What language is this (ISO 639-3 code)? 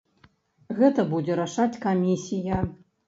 bel